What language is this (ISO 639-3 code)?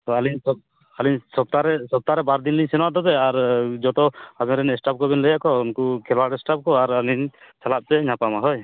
sat